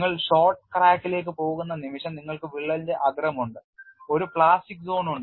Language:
Malayalam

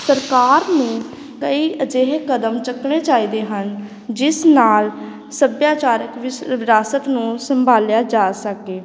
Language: Punjabi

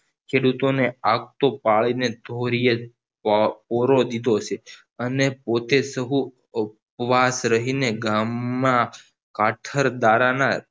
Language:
Gujarati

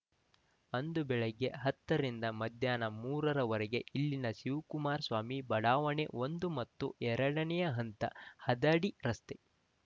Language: Kannada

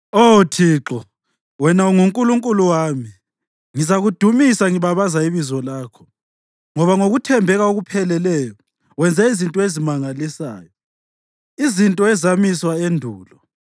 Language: North Ndebele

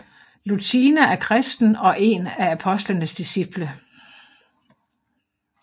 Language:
Danish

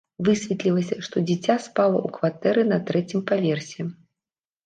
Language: Belarusian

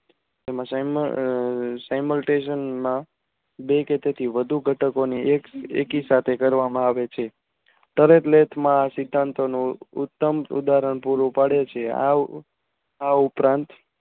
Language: Gujarati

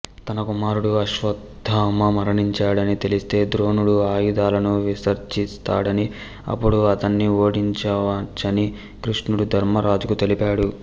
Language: Telugu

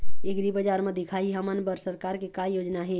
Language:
Chhattisgarhi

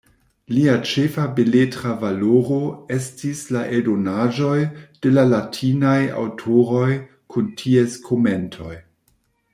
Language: Esperanto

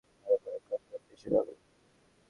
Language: Bangla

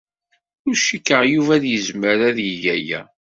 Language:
Kabyle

